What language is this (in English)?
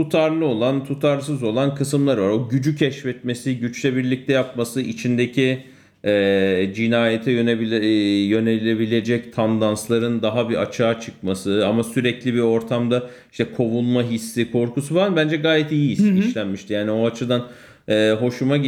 Turkish